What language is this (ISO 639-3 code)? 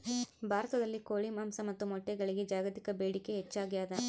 kan